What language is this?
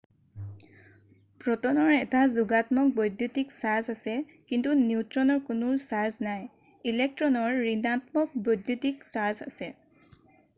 Assamese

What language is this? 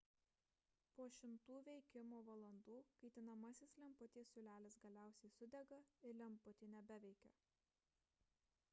Lithuanian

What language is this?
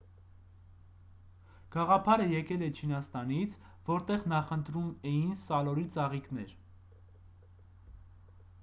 Armenian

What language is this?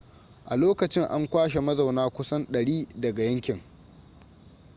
Hausa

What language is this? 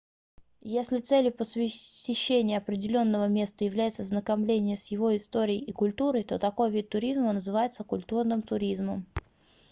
Russian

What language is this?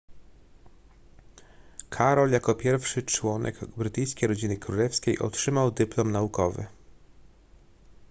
Polish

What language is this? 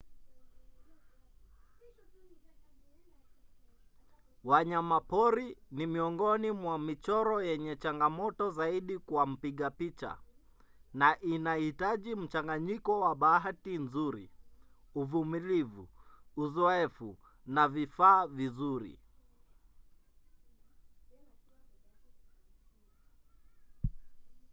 Swahili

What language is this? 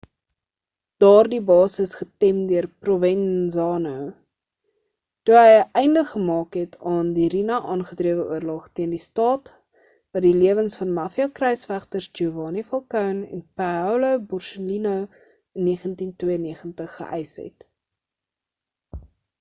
Afrikaans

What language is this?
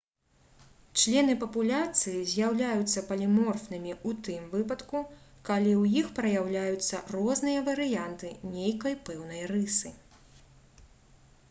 Belarusian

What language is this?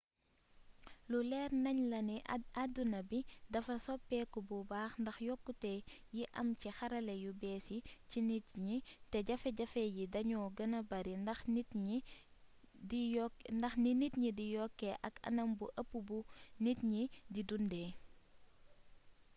Wolof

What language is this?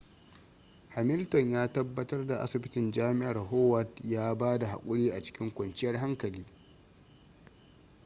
Hausa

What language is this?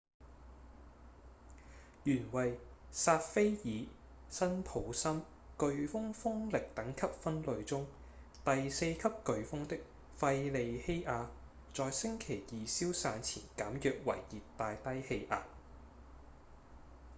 Cantonese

